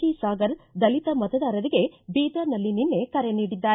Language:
Kannada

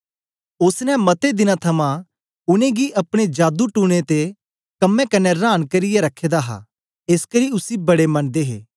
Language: Dogri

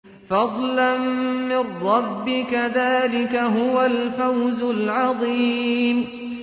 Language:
Arabic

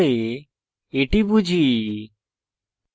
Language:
Bangla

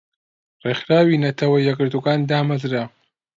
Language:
Central Kurdish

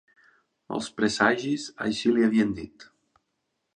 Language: Catalan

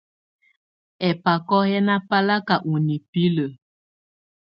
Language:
Tunen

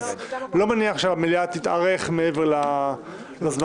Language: Hebrew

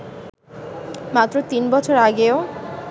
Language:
Bangla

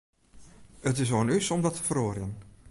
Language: Western Frisian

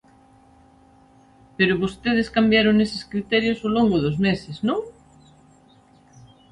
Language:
Galician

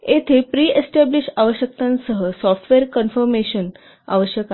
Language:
Marathi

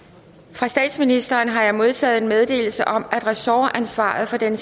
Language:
Danish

